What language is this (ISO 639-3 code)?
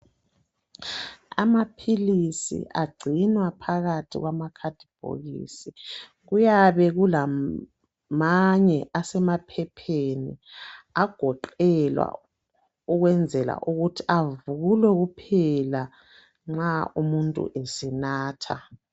nde